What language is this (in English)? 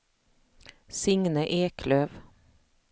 Swedish